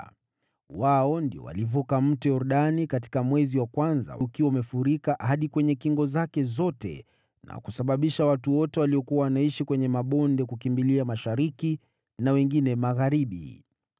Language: Swahili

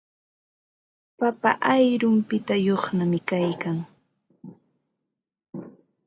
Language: Ambo-Pasco Quechua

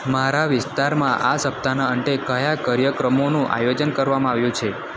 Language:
Gujarati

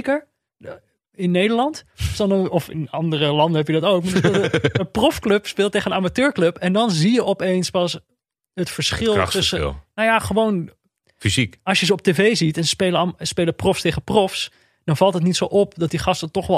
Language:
Dutch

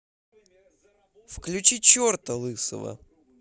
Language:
Russian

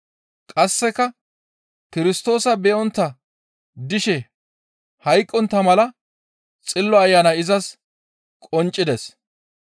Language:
Gamo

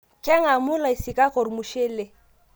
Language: Masai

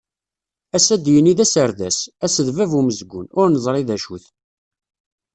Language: Kabyle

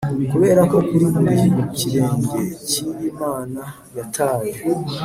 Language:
Kinyarwanda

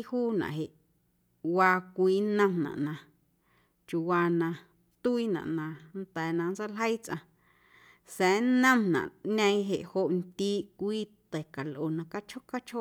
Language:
Guerrero Amuzgo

